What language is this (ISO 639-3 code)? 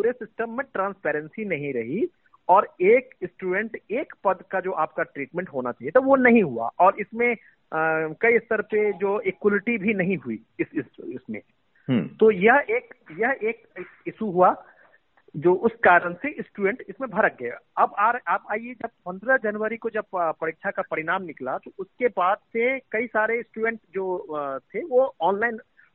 hin